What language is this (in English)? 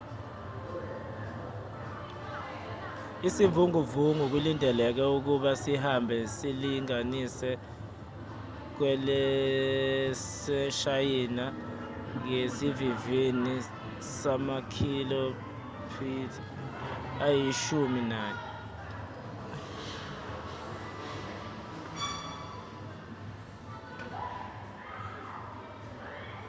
Zulu